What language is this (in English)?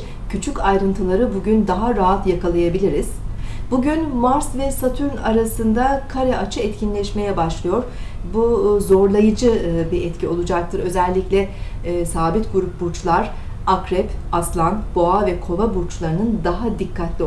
Turkish